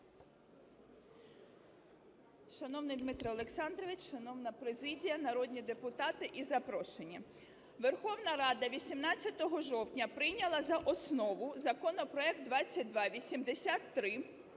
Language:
Ukrainian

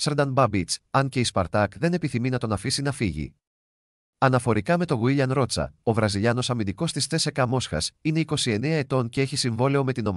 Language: Greek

